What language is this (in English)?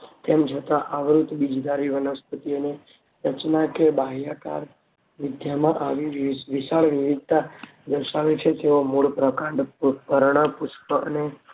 Gujarati